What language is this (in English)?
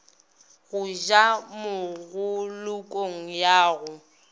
Northern Sotho